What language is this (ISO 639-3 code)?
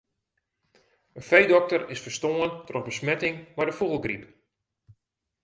fry